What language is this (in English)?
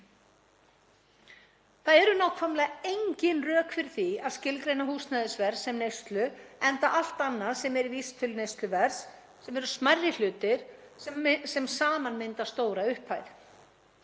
Icelandic